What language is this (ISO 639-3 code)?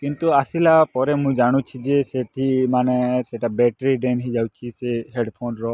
ori